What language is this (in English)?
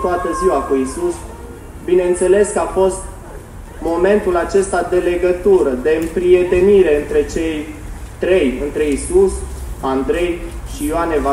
Romanian